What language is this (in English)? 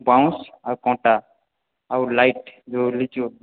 Odia